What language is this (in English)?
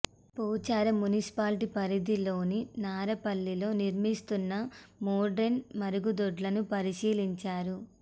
Telugu